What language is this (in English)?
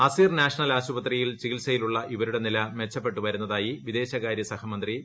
Malayalam